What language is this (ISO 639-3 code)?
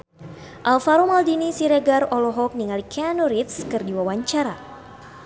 sun